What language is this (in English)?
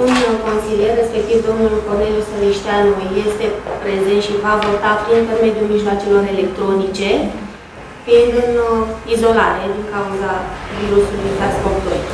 Romanian